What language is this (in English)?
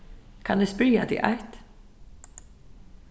Faroese